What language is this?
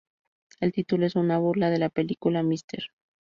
Spanish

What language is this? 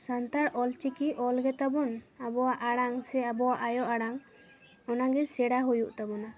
Santali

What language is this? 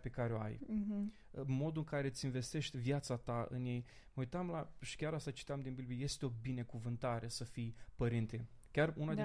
Romanian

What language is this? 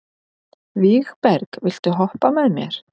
Icelandic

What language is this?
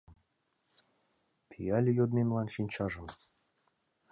Mari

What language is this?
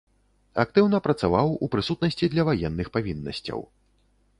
Belarusian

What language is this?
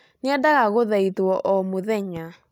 Kikuyu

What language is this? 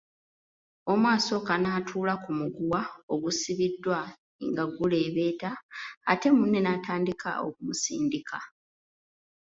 Ganda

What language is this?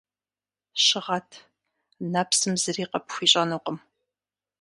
Kabardian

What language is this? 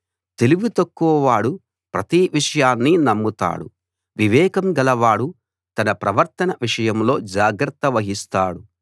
Telugu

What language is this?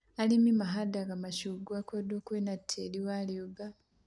Kikuyu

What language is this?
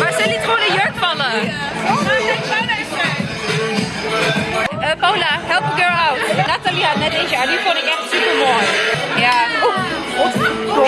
Dutch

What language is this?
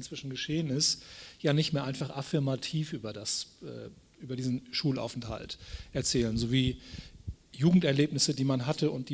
German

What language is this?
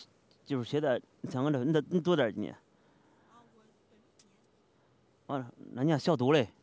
Chinese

